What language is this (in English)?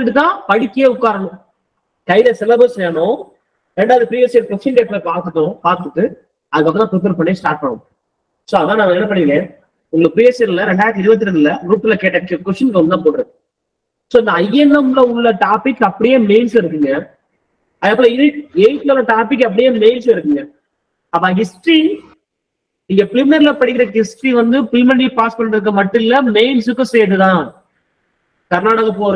Tamil